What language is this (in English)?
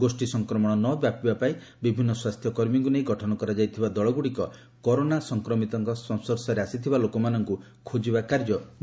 Odia